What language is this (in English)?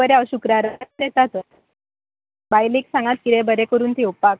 Konkani